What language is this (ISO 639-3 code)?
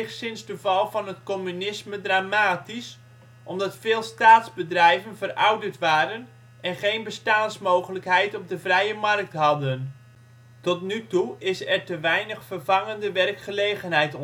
nld